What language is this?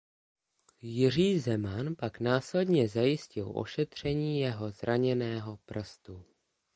Czech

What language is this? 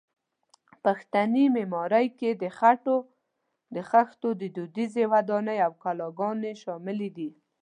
Pashto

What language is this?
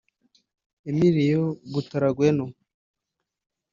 Kinyarwanda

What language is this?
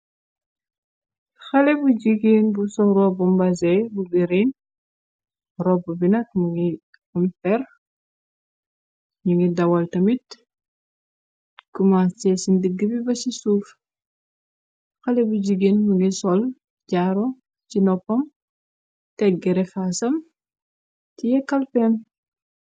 Wolof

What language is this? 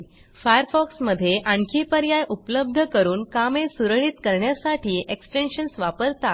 Marathi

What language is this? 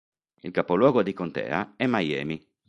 Italian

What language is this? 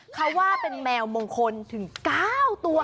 Thai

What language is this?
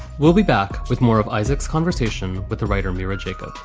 English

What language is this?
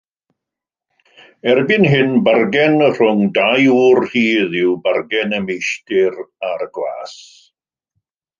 Welsh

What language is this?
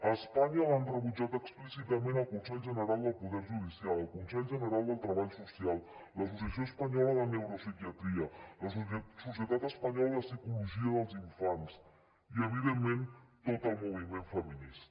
Catalan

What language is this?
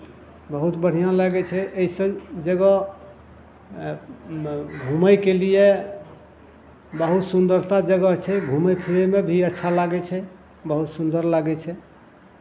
Maithili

